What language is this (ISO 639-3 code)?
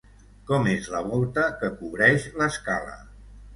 cat